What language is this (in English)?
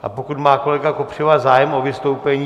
Czech